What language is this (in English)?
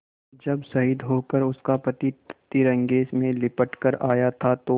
Hindi